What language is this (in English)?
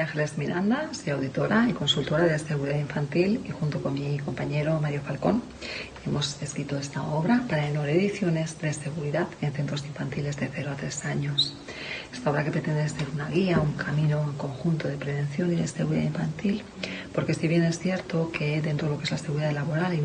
Spanish